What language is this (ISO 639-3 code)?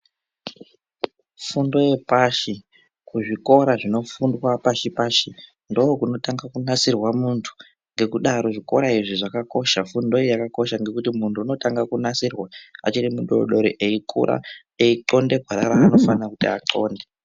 ndc